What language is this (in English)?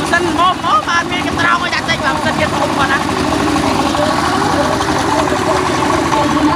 Thai